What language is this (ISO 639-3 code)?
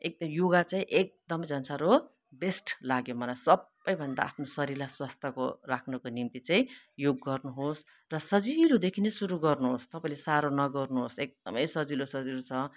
nep